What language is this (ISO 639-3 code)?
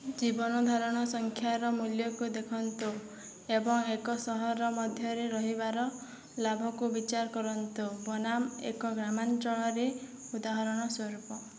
ori